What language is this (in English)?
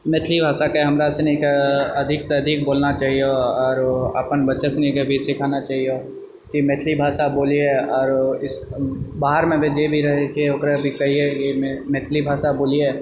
Maithili